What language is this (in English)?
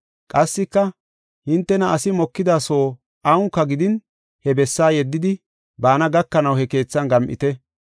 Gofa